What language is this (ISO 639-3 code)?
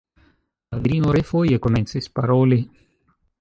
epo